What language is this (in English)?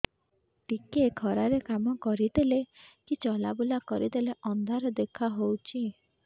Odia